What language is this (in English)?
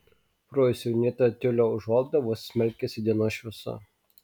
Lithuanian